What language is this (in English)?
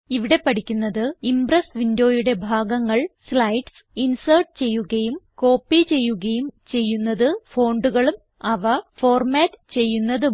Malayalam